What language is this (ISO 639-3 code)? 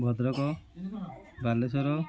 ori